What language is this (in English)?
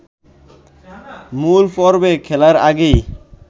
Bangla